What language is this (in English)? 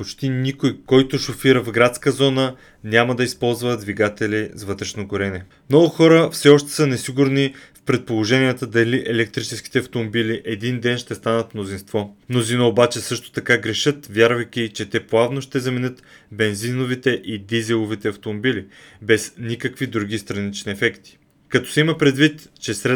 Bulgarian